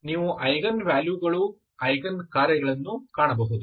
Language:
Kannada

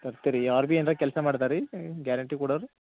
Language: Kannada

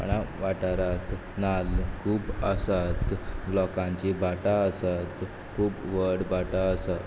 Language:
Konkani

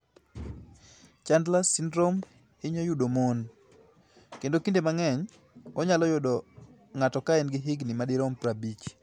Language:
Luo (Kenya and Tanzania)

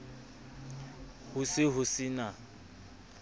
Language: Southern Sotho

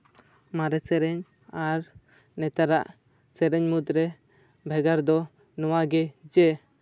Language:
Santali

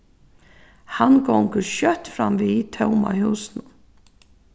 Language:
Faroese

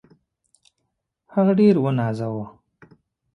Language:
Pashto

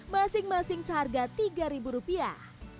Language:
Indonesian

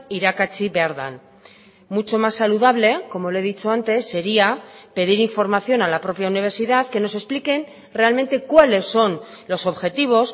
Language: Spanish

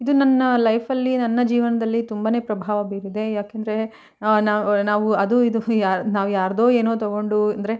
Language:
Kannada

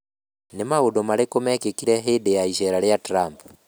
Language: Kikuyu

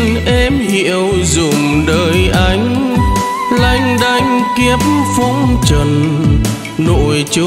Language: Vietnamese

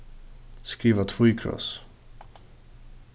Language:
Faroese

